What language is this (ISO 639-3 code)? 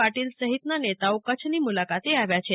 guj